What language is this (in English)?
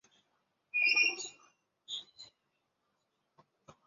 Chinese